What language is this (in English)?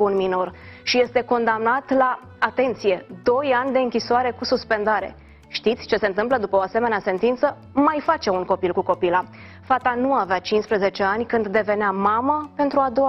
Romanian